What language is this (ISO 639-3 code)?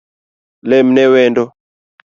luo